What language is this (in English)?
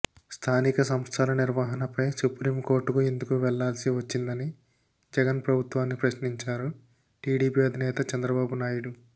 Telugu